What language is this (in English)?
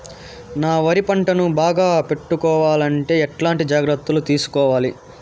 Telugu